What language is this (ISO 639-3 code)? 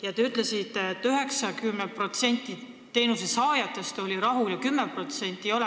est